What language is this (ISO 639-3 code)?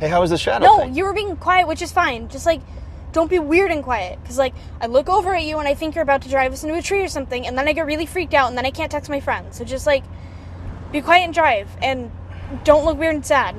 dan